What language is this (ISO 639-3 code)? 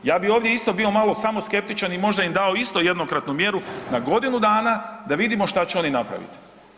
hrv